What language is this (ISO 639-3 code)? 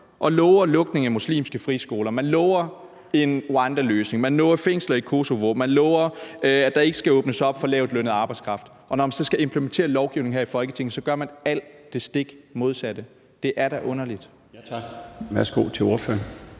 dan